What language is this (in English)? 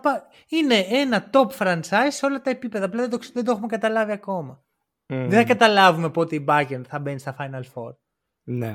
Greek